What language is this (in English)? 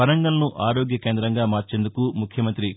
Telugu